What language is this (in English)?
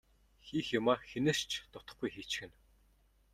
Mongolian